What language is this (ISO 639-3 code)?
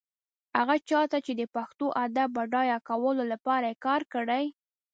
pus